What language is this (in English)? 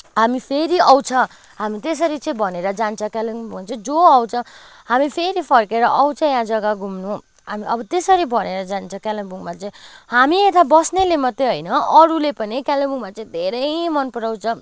Nepali